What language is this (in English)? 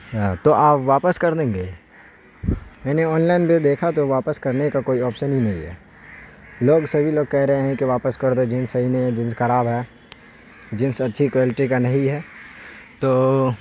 Urdu